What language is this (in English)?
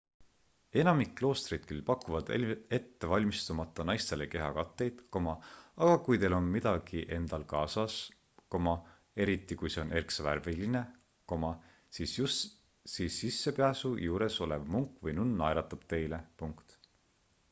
Estonian